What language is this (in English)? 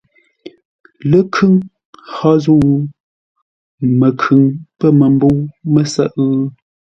Ngombale